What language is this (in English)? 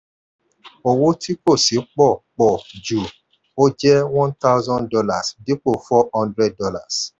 Yoruba